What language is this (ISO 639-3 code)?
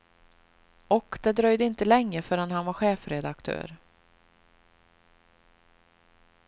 swe